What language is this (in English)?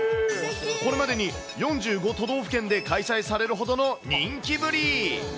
Japanese